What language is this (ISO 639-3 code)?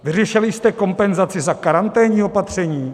ces